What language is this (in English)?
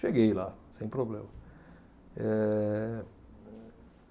Portuguese